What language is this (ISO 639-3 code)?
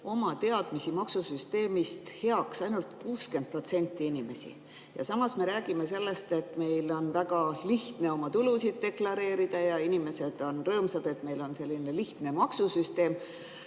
est